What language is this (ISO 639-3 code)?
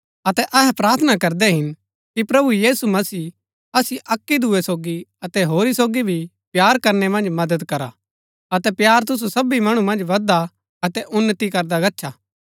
gbk